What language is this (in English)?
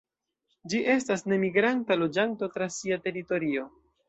Esperanto